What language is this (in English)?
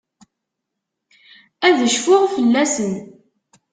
Kabyle